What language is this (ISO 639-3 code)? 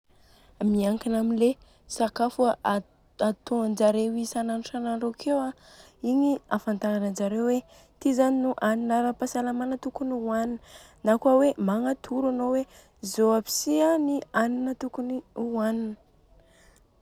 bzc